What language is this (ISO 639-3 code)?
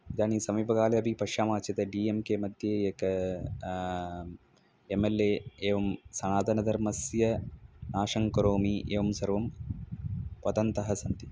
san